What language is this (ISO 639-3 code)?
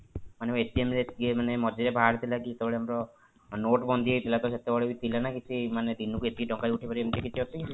ori